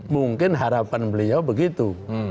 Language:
Indonesian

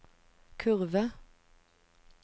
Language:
Norwegian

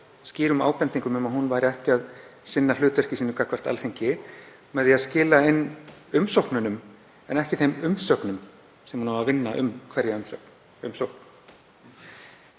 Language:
Icelandic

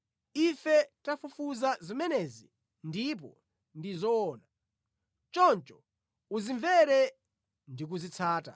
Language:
Nyanja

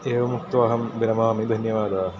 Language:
Sanskrit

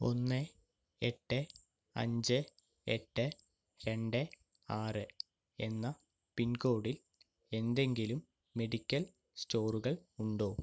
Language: Malayalam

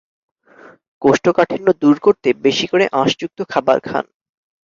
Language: Bangla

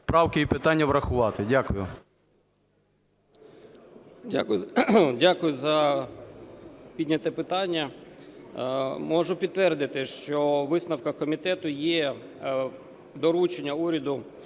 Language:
Ukrainian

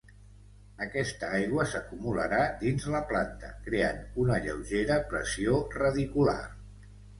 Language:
Catalan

